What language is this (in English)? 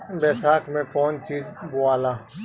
Bhojpuri